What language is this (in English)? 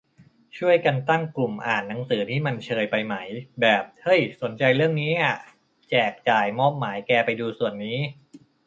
Thai